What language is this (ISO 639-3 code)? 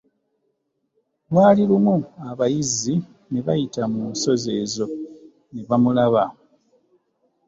lug